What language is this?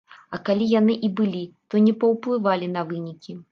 Belarusian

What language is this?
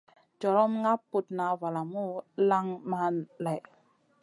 Masana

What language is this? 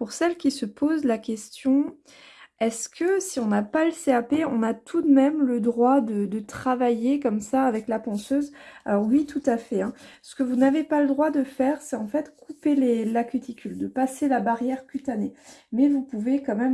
French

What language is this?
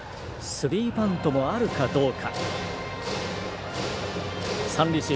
Japanese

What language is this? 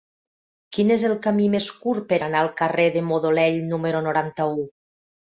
Catalan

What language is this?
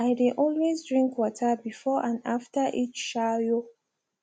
Nigerian Pidgin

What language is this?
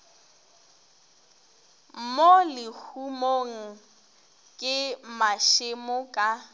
Northern Sotho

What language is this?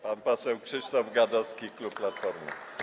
Polish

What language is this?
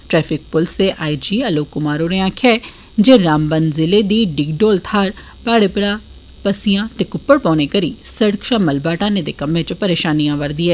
Dogri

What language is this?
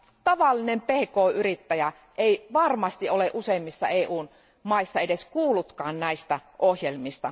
Finnish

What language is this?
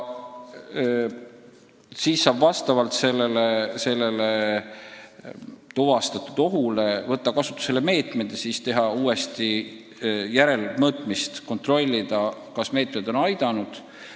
Estonian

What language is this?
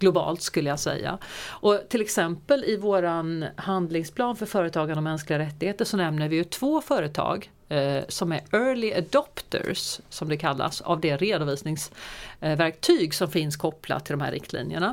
Swedish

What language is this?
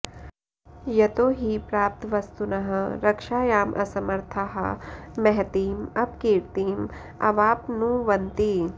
Sanskrit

